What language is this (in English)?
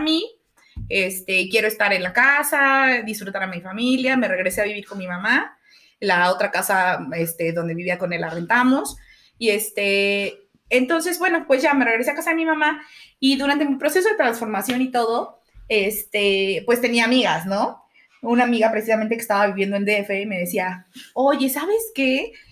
Spanish